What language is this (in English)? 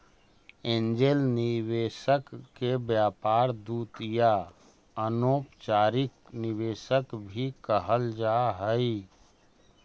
Magahi